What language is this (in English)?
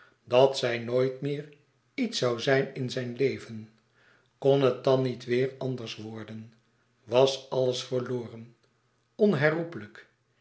Dutch